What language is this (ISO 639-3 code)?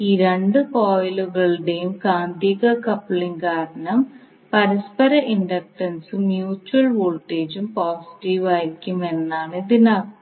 mal